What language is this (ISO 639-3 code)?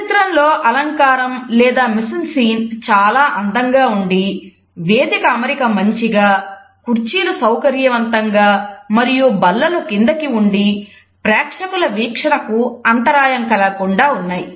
tel